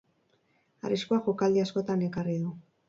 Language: Basque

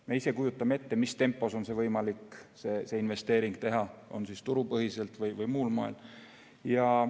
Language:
Estonian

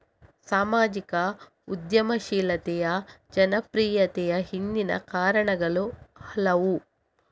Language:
Kannada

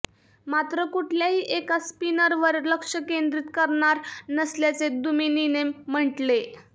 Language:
Marathi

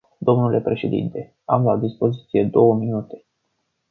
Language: Romanian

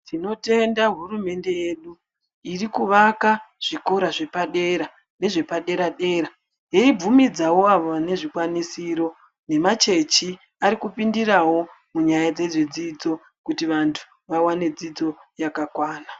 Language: Ndau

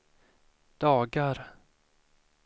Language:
Swedish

